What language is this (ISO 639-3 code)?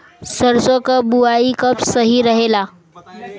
bho